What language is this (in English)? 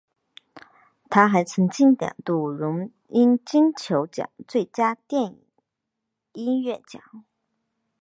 Chinese